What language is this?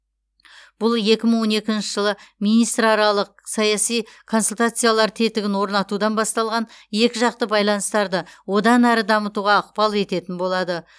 Kazakh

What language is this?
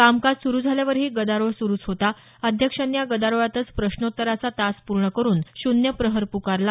Marathi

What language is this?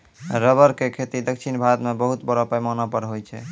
Maithili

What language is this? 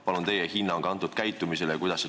Estonian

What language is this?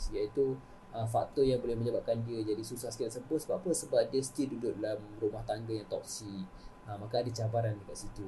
Malay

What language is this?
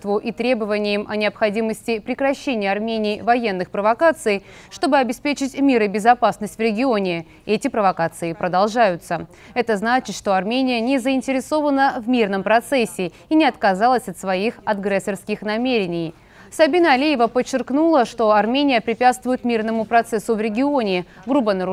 Russian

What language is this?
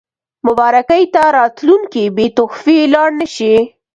Pashto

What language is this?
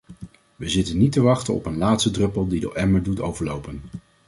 Dutch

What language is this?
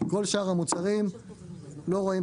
Hebrew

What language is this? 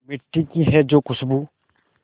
Hindi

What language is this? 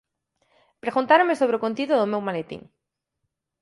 Galician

